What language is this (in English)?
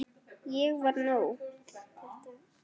Icelandic